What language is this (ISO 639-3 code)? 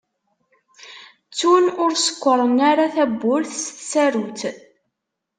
kab